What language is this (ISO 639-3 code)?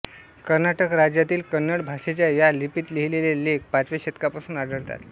mar